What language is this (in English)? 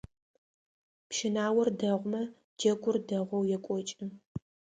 Adyghe